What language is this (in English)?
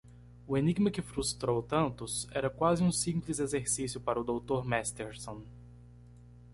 Portuguese